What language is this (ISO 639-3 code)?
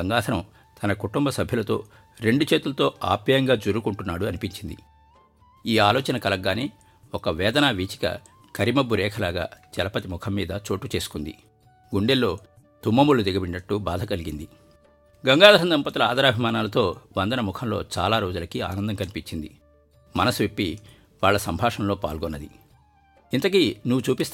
tel